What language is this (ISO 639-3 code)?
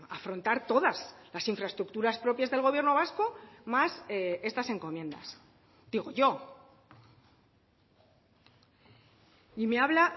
spa